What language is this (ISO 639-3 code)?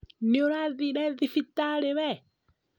kik